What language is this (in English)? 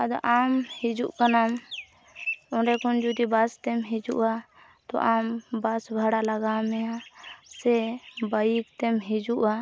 Santali